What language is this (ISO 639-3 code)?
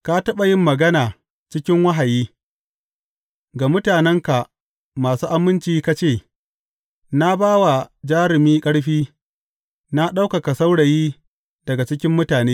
hau